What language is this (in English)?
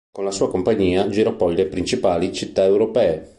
Italian